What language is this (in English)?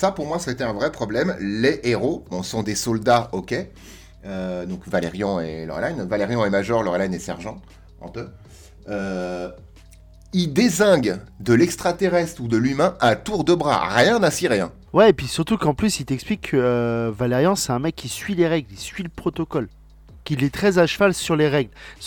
French